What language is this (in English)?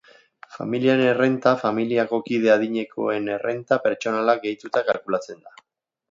Basque